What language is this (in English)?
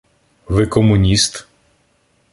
Ukrainian